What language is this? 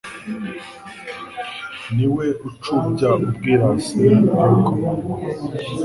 Kinyarwanda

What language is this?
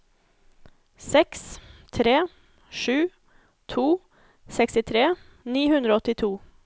Norwegian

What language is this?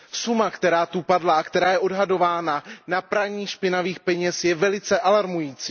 Czech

